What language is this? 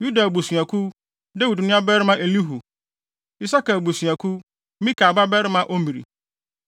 Akan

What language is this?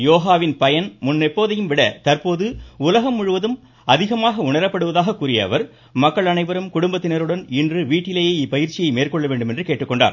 Tamil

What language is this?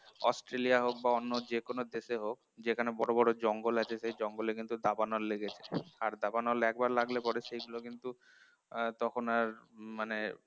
Bangla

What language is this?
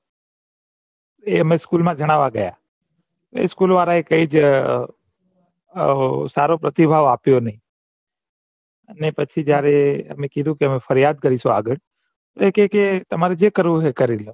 Gujarati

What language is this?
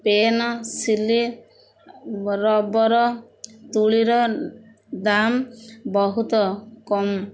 Odia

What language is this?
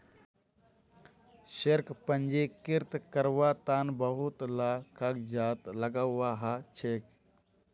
Magahi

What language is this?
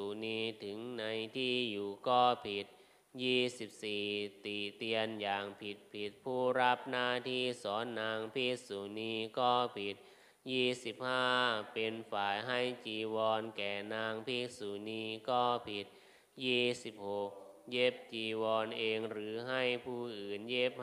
Thai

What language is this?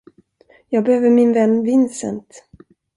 Swedish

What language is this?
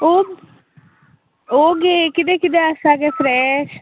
Konkani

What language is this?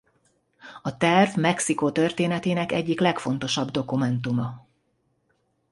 Hungarian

